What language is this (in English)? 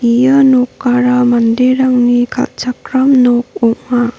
Garo